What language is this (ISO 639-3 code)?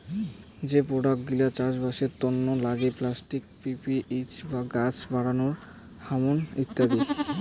ben